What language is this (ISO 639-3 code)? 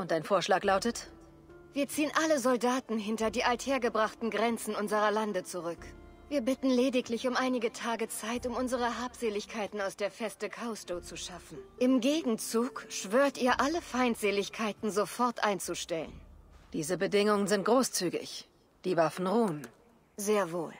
deu